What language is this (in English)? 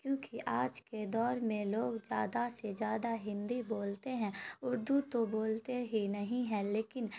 Urdu